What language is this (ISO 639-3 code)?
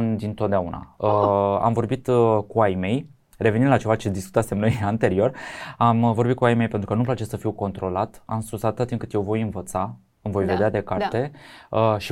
ron